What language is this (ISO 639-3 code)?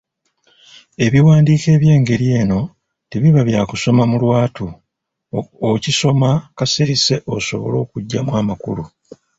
lug